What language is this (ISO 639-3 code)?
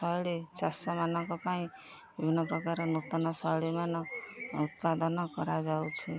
ori